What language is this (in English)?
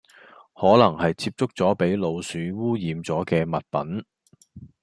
Cantonese